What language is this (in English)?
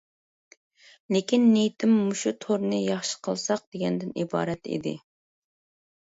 Uyghur